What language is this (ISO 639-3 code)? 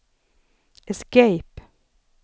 swe